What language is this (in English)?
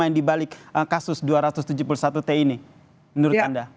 Indonesian